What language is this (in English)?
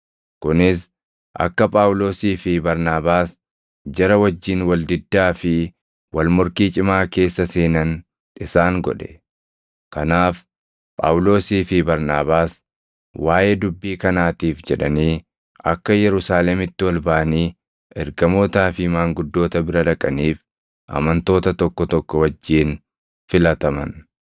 Oromo